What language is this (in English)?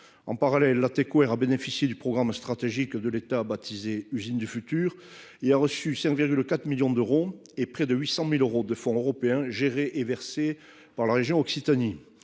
French